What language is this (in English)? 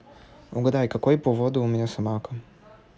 Russian